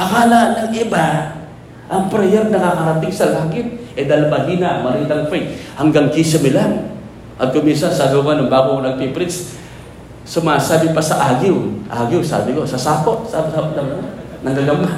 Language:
Filipino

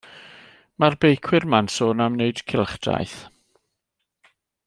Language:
Welsh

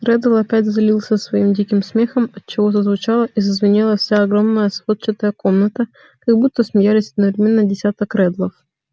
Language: Russian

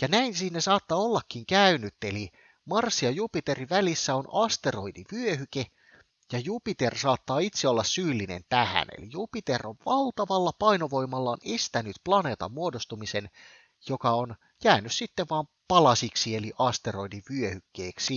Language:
Finnish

